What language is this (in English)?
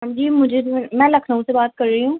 Urdu